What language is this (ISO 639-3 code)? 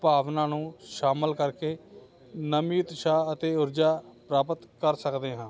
pan